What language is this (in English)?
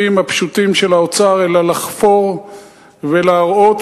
Hebrew